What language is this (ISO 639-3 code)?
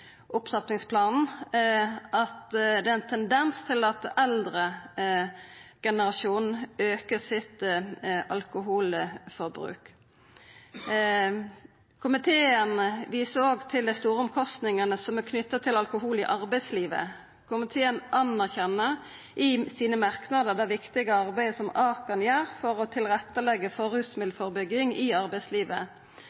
nno